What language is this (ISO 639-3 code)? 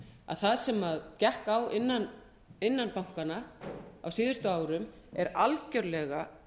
isl